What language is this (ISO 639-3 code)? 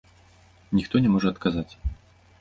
bel